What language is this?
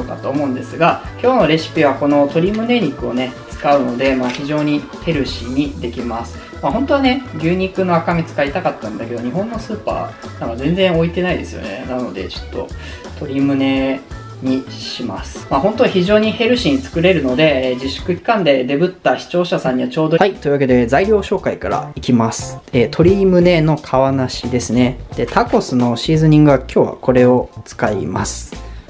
Japanese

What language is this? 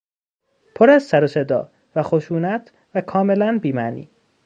Persian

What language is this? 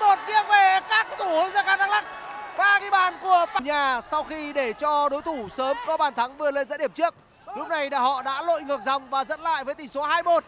Vietnamese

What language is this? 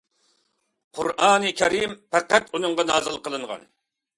Uyghur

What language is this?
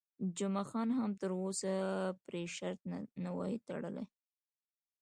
Pashto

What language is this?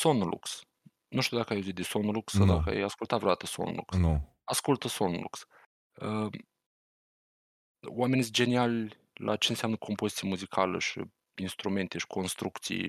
Romanian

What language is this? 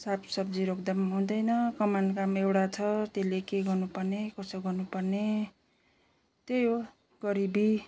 Nepali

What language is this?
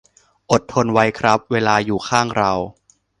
Thai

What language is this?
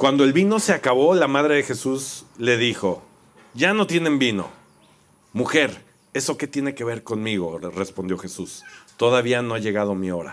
Spanish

